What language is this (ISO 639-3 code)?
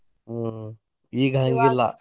kan